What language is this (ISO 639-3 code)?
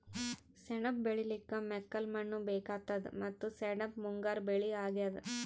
kan